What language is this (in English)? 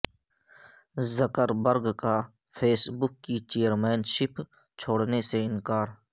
Urdu